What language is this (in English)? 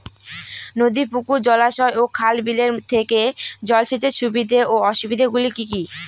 Bangla